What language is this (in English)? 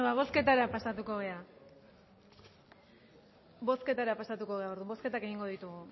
Basque